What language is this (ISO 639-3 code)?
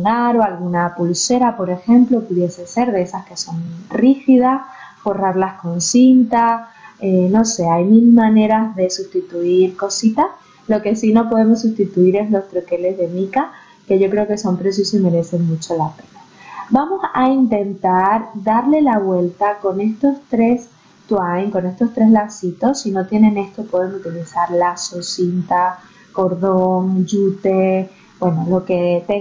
spa